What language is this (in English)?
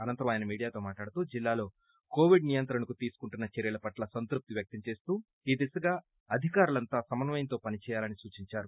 Telugu